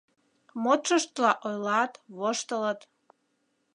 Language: Mari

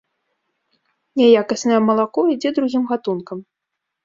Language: Belarusian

